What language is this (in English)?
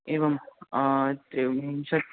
Sanskrit